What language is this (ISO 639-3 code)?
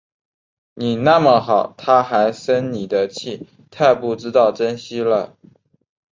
zho